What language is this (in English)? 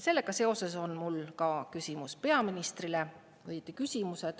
Estonian